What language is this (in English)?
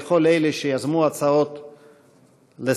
Hebrew